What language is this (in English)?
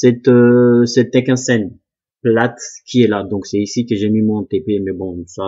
French